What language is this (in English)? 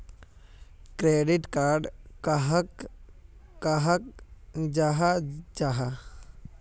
Magahi